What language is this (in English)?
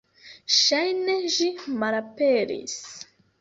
Esperanto